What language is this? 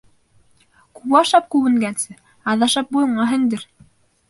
Bashkir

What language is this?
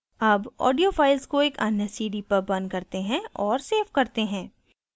Hindi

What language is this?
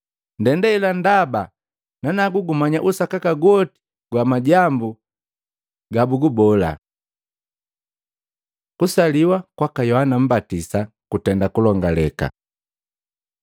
Matengo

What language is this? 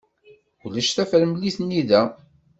Kabyle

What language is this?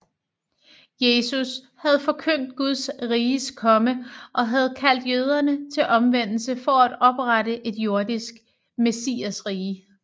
Danish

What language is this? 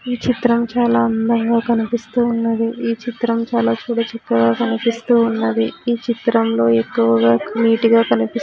Telugu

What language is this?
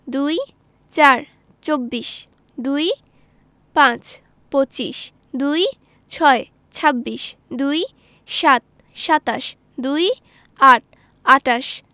Bangla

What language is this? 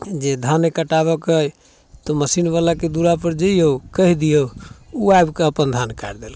Maithili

